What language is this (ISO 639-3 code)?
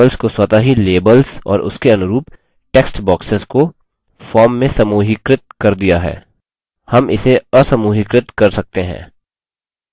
hin